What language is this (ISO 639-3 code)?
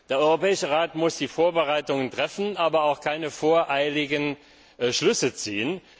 deu